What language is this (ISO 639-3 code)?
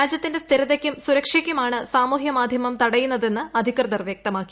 mal